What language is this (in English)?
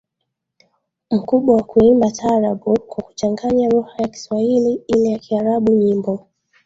Swahili